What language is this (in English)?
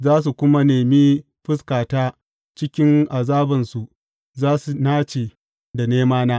Hausa